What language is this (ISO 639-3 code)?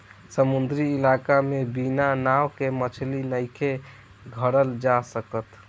bho